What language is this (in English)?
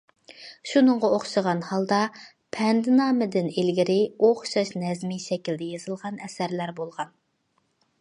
Uyghur